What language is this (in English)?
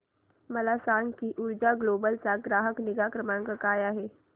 Marathi